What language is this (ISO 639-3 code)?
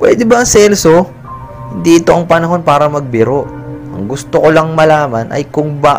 fil